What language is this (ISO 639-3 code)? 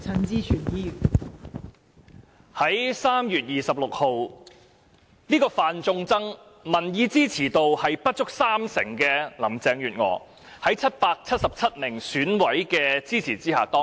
yue